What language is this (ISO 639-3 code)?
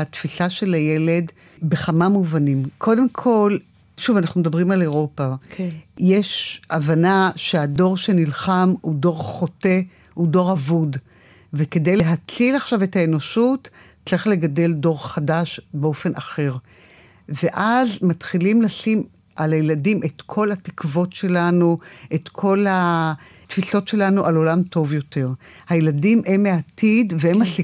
heb